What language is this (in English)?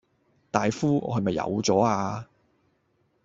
Cantonese